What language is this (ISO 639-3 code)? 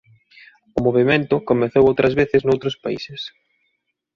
glg